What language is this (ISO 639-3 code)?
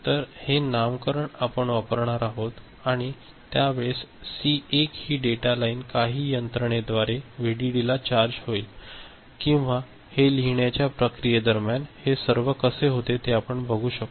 mar